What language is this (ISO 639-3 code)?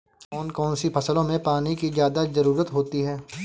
hin